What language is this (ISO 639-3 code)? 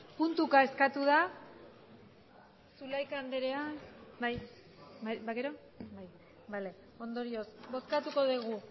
eus